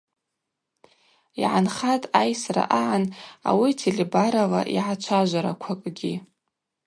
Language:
Abaza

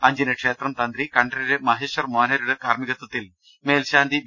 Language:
Malayalam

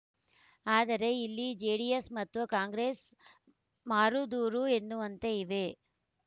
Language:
Kannada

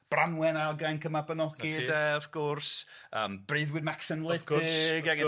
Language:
Welsh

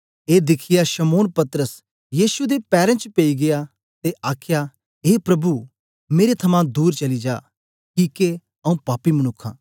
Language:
Dogri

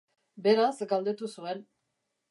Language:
Basque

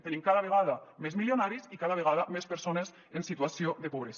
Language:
Catalan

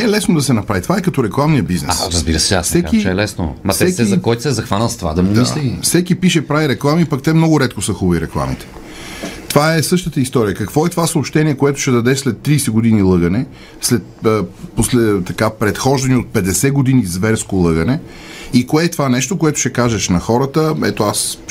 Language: Bulgarian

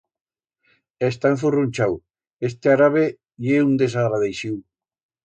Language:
Aragonese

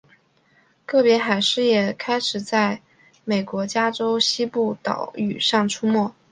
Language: Chinese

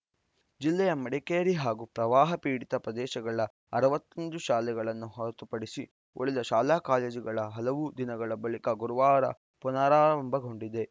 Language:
Kannada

